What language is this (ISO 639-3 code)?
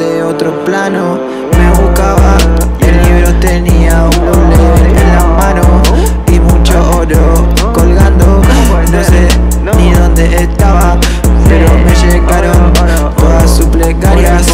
ron